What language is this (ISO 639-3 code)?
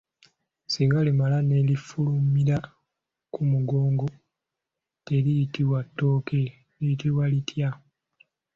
lug